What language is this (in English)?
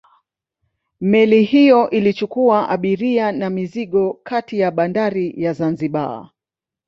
Swahili